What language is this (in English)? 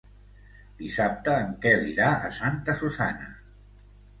Catalan